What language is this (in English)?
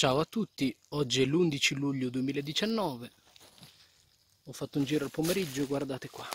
Italian